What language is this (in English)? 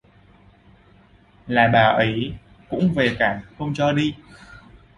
Vietnamese